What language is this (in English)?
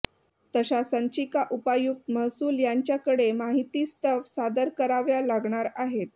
Marathi